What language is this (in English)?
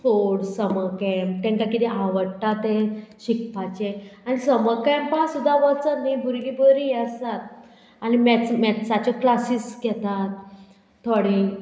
Konkani